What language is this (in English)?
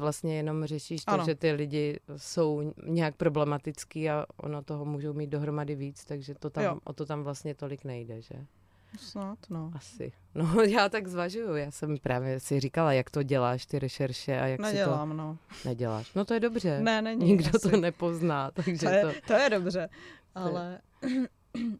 Czech